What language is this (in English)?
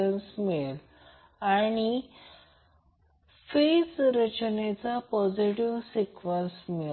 Marathi